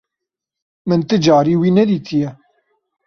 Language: Kurdish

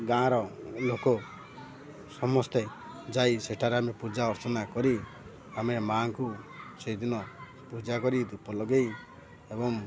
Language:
Odia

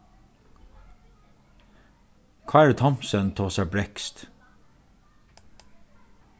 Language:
Faroese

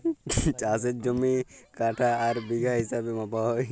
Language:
Bangla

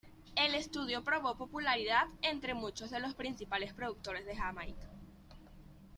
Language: Spanish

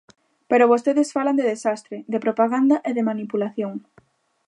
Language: Galician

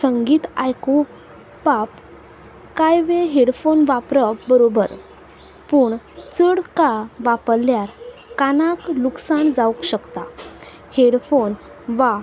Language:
Konkani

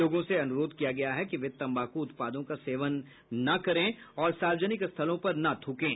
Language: Hindi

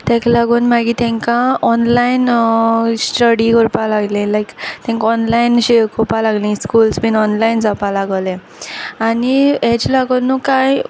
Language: Konkani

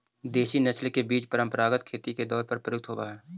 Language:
Magahi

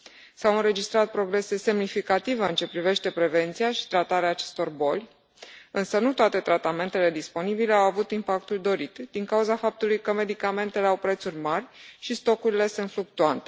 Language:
Romanian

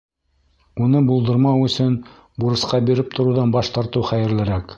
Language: Bashkir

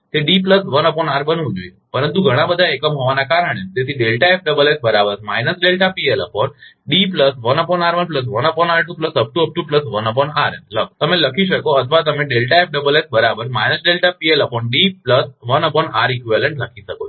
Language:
Gujarati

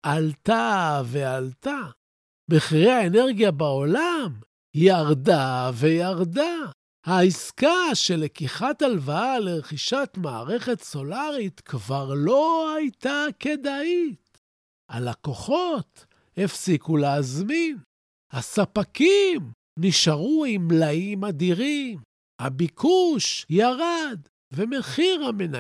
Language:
Hebrew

